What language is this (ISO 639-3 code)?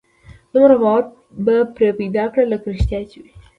pus